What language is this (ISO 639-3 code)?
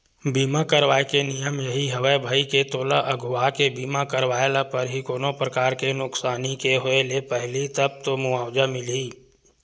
hne